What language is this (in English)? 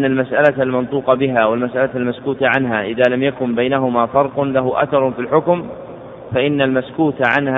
Arabic